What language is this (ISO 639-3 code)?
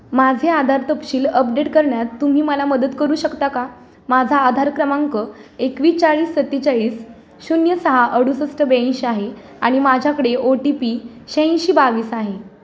mar